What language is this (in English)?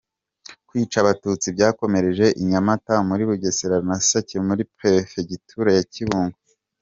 Kinyarwanda